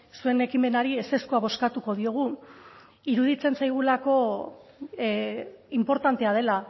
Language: Basque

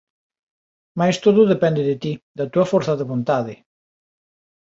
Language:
Galician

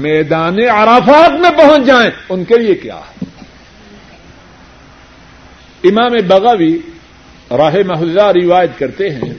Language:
Urdu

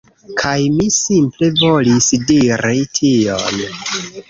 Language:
Esperanto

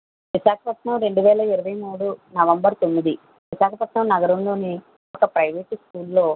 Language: Telugu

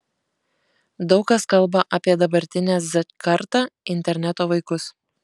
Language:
Lithuanian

